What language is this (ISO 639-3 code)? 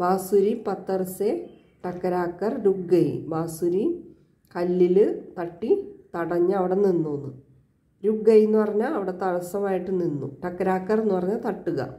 hin